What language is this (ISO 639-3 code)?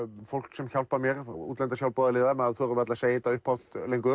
isl